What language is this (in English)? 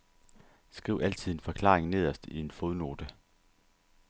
Danish